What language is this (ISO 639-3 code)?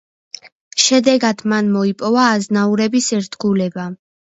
kat